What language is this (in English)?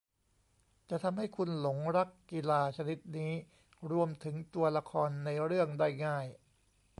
Thai